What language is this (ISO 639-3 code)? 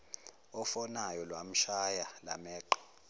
zul